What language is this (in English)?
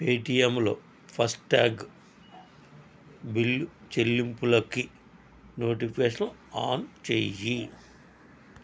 Telugu